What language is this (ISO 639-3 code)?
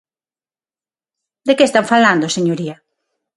glg